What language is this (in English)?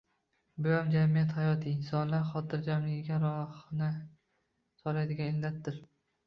Uzbek